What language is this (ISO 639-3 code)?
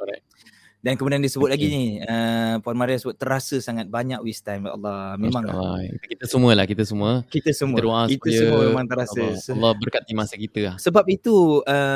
msa